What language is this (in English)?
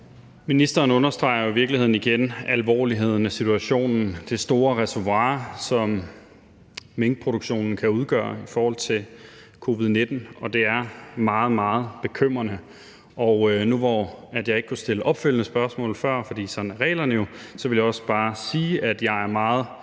Danish